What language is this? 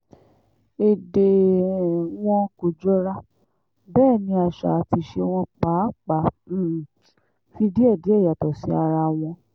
Yoruba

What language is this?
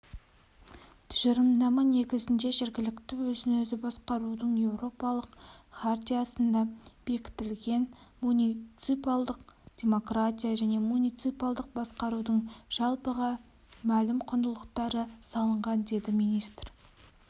Kazakh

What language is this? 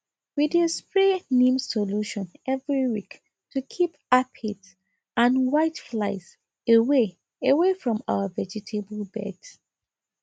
Nigerian Pidgin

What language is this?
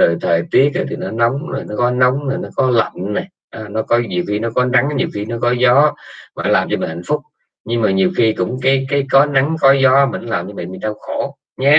Vietnamese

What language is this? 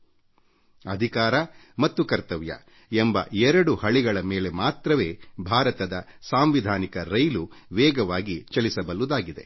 Kannada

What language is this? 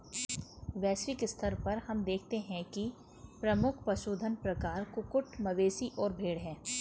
Hindi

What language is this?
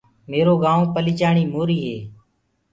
Gurgula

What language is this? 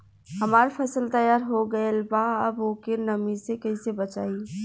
Bhojpuri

